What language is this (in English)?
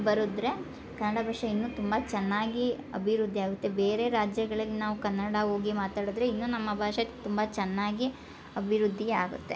Kannada